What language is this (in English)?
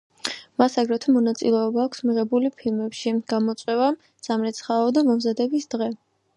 Georgian